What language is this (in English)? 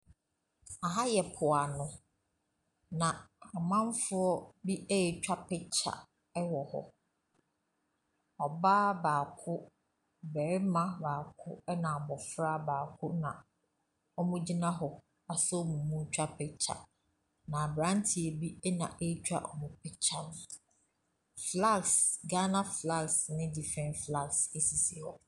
Akan